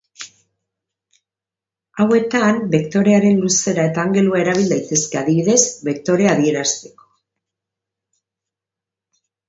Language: Basque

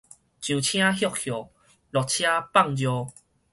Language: Min Nan Chinese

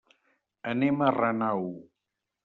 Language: Catalan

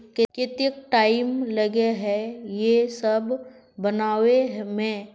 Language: Magahi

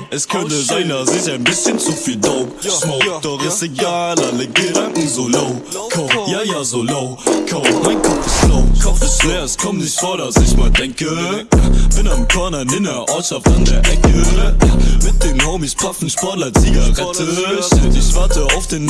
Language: Vietnamese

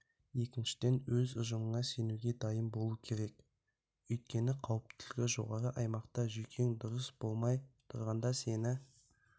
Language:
Kazakh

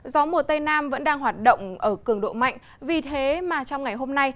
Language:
Vietnamese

